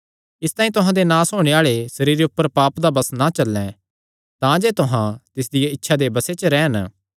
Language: Kangri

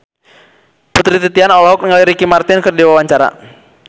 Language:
Sundanese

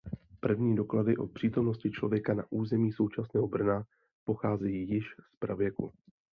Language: Czech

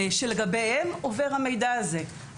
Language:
Hebrew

